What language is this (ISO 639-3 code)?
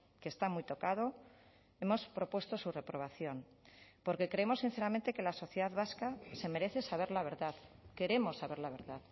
spa